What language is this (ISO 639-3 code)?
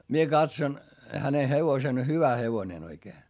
fin